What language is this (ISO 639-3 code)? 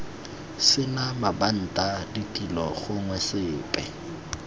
tsn